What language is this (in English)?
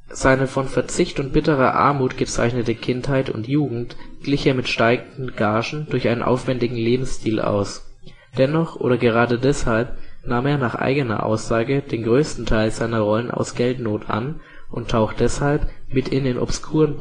German